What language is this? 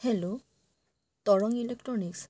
Assamese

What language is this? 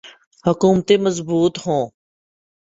Urdu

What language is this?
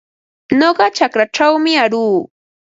Ambo-Pasco Quechua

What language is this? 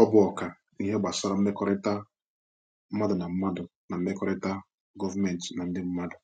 Igbo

